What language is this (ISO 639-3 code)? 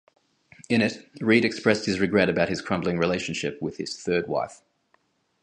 eng